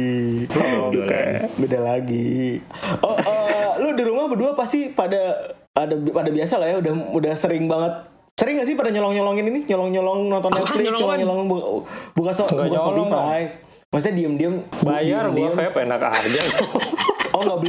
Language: Indonesian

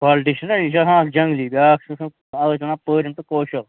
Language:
Kashmiri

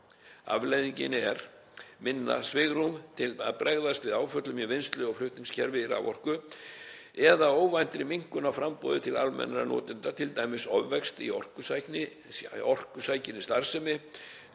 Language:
Icelandic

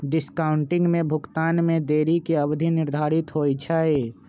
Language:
Magahi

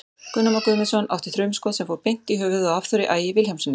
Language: Icelandic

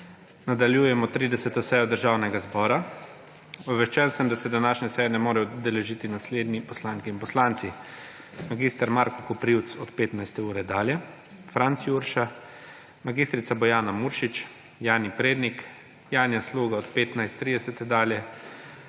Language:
Slovenian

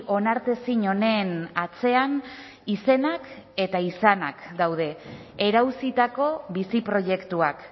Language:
Basque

